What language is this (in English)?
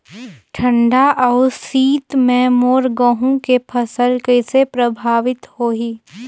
Chhattisgarhi